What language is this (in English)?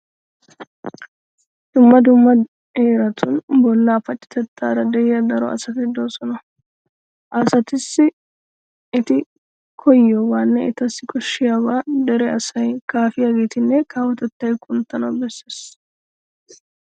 Wolaytta